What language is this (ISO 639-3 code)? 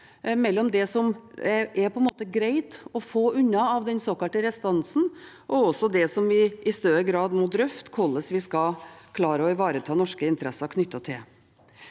nor